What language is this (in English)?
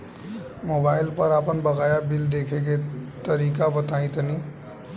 Bhojpuri